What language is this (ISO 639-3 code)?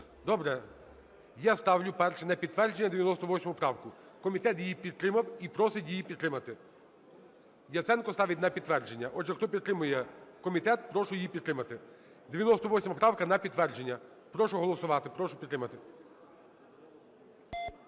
ukr